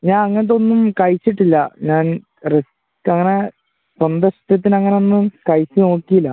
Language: Malayalam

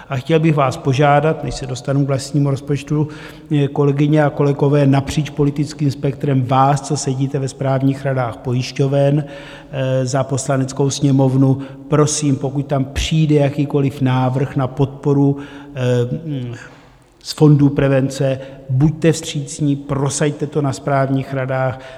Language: Czech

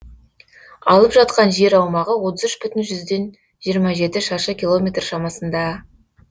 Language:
Kazakh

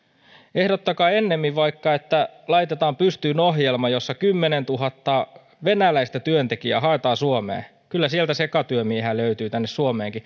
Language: Finnish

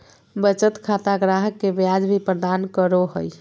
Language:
Magahi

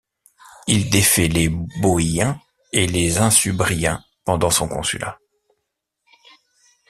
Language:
French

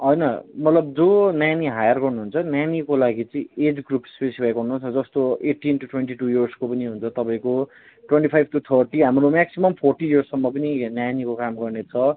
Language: Nepali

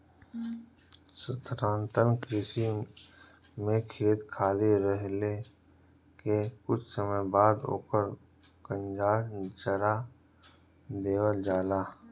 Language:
Bhojpuri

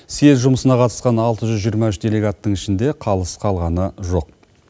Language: Kazakh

